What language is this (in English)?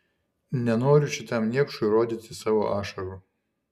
Lithuanian